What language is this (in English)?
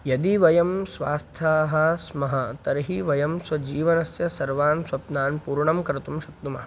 Sanskrit